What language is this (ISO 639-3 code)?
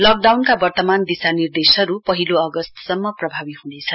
nep